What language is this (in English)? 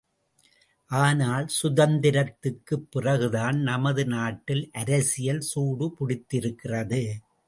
Tamil